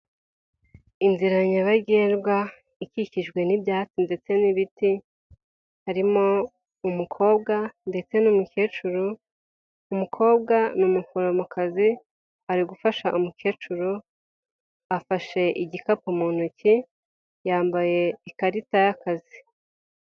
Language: Kinyarwanda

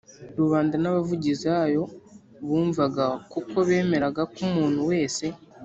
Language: Kinyarwanda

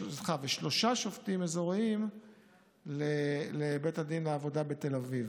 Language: Hebrew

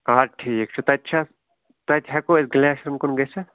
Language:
Kashmiri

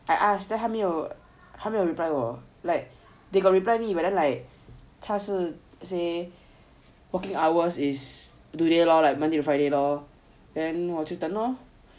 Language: English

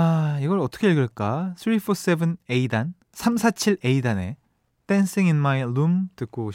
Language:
Korean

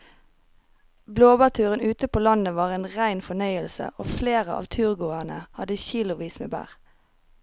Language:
Norwegian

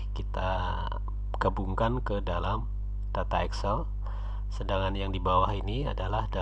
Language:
Indonesian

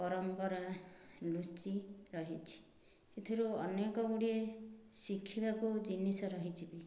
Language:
Odia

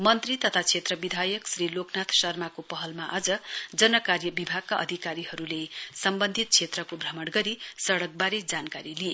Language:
Nepali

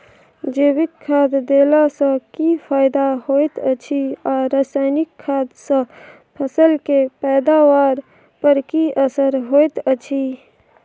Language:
Maithili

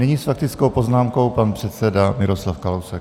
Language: Czech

